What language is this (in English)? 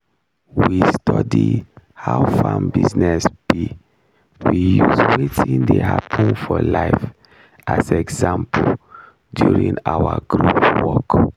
Nigerian Pidgin